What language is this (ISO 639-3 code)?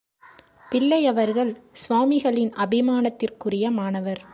tam